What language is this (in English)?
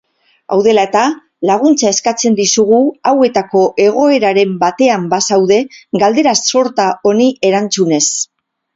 Basque